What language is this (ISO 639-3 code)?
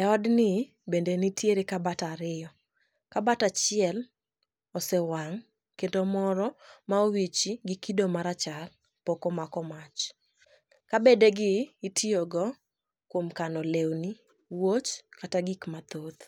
luo